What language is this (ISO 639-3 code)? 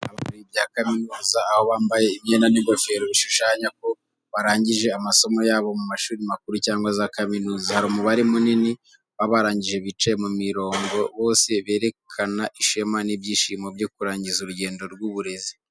kin